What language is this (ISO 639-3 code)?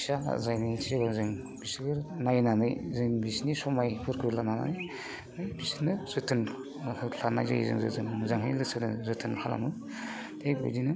brx